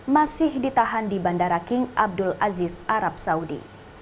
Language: Indonesian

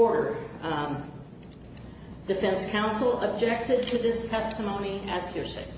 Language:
English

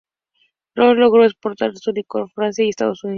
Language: Spanish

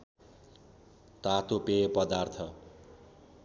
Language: Nepali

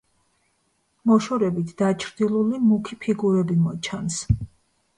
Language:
Georgian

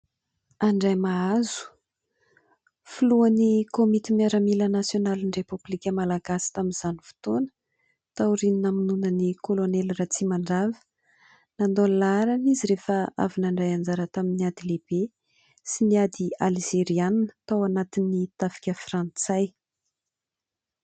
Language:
Malagasy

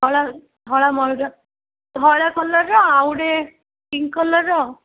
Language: Odia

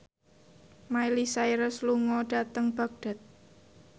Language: Javanese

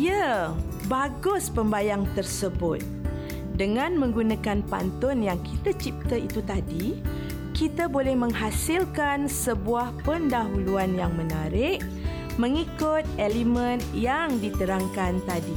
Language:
Malay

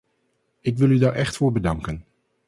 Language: Dutch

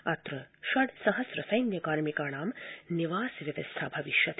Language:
Sanskrit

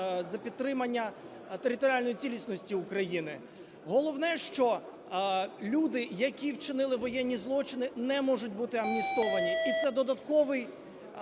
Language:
Ukrainian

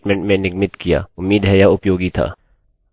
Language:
Hindi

